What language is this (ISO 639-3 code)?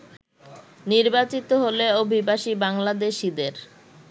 ben